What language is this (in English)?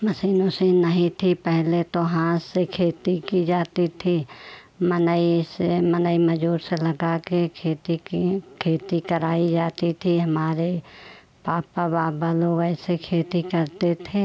Hindi